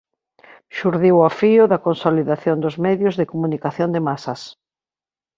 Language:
Galician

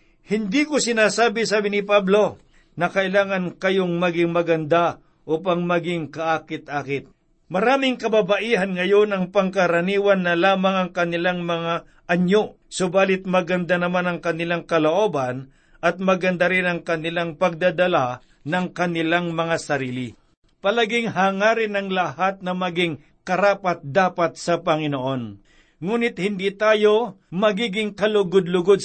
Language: Filipino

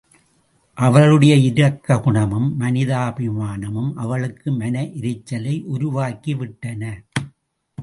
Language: Tamil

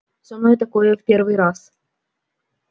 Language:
Russian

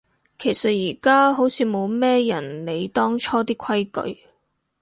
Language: Cantonese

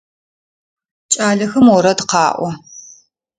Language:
Adyghe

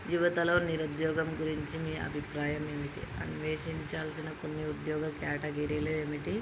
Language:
Telugu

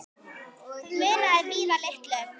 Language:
Icelandic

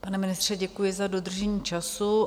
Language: Czech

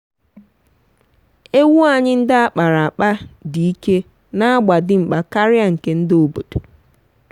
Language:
Igbo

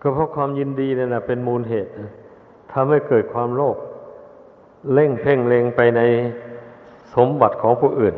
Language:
Thai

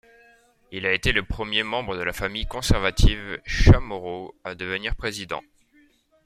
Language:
French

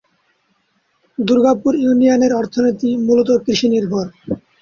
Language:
Bangla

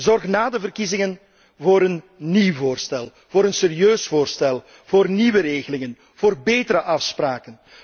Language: Dutch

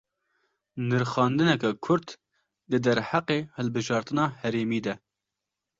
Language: Kurdish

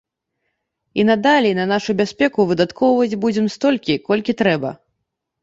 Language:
Belarusian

